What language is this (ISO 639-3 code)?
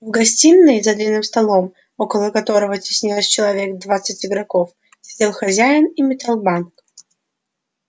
rus